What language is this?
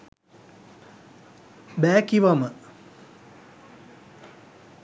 Sinhala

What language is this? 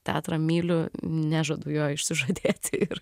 Lithuanian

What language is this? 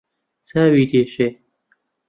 Central Kurdish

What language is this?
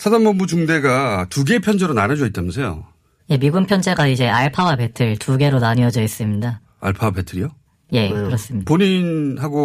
Korean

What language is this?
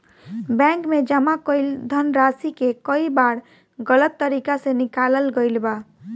Bhojpuri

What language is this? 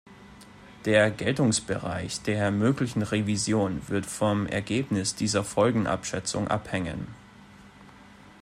German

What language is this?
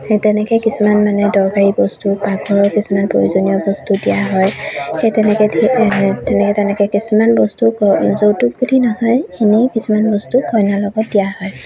Assamese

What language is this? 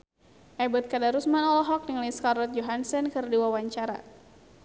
Sundanese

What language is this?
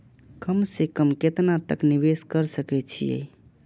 Maithili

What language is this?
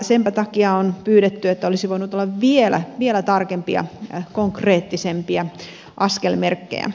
Finnish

